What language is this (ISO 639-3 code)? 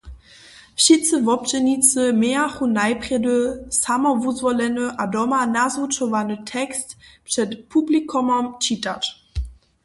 hsb